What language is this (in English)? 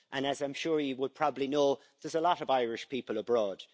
English